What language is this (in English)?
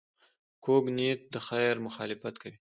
Pashto